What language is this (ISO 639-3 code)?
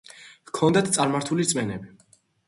kat